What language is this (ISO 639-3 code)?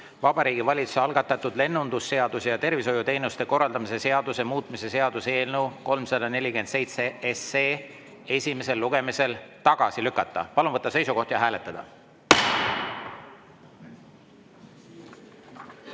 est